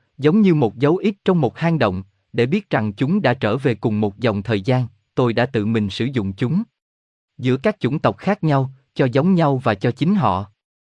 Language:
Vietnamese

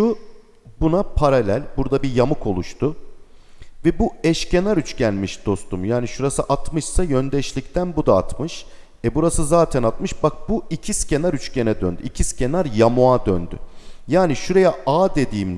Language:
Turkish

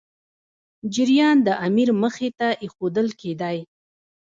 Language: Pashto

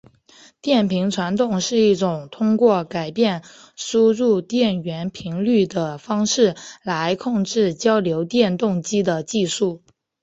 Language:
Chinese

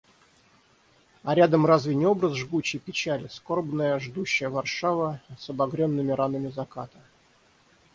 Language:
Russian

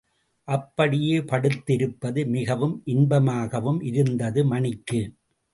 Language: Tamil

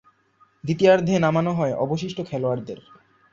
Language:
Bangla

